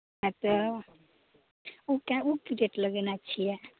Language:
Maithili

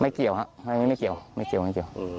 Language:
Thai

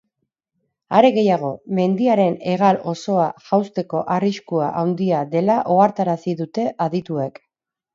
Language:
Basque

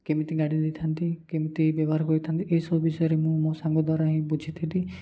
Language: Odia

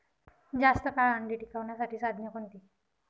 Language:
Marathi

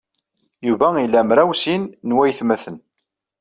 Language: Kabyle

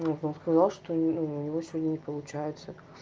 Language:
Russian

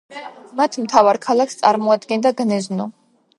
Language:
Georgian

